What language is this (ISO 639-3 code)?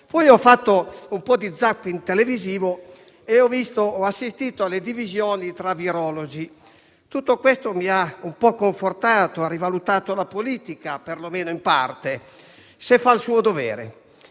ita